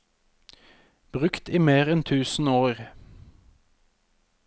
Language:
Norwegian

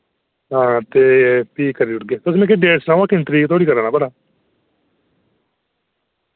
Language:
Dogri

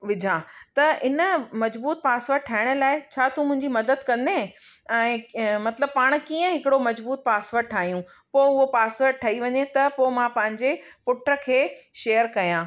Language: Sindhi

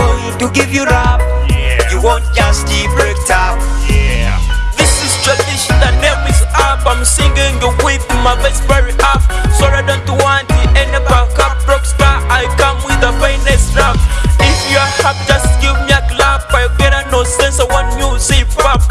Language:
English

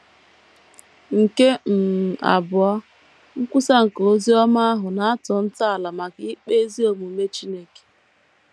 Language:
Igbo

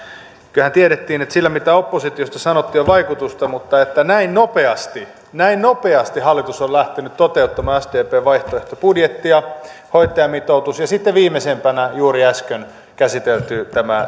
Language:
Finnish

